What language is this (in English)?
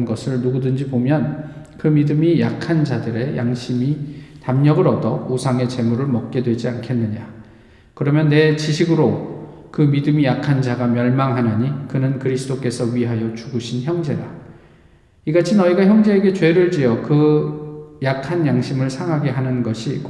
Korean